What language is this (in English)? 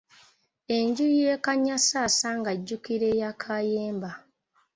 Ganda